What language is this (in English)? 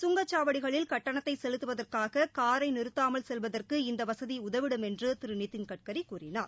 Tamil